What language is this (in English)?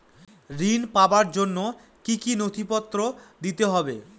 Bangla